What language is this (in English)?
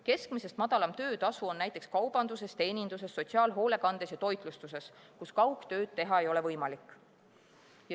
Estonian